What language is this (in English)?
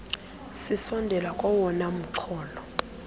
Xhosa